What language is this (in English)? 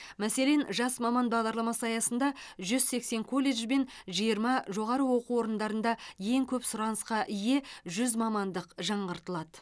Kazakh